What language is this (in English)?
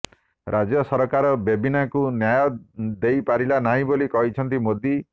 Odia